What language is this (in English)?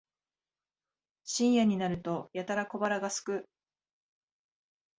Japanese